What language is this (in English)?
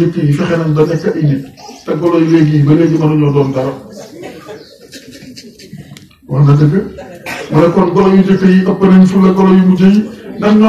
Arabic